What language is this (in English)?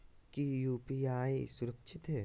Magahi